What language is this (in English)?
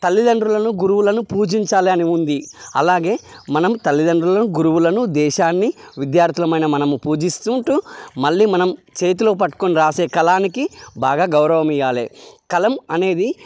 Telugu